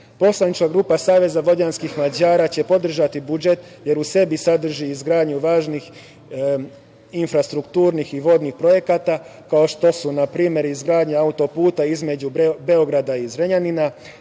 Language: Serbian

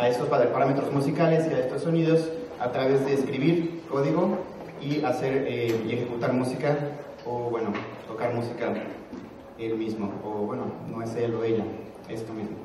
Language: Spanish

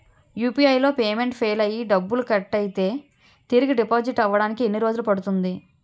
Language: Telugu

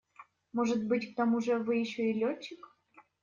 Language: Russian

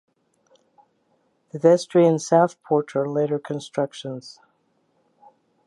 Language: English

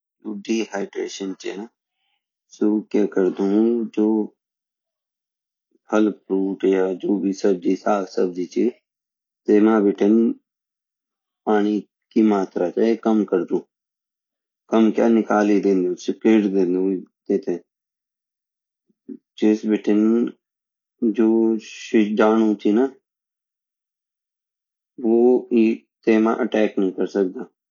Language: Garhwali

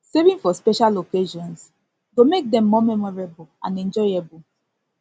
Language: Nigerian Pidgin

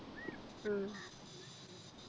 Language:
Malayalam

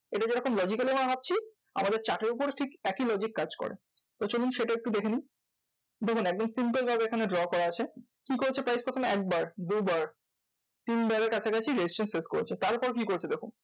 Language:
Bangla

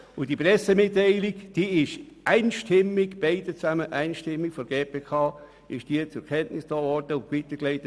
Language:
Swiss German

